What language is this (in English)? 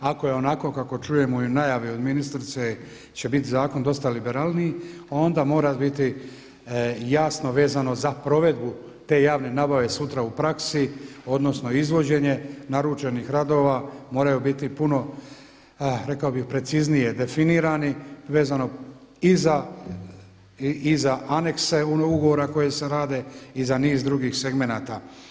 Croatian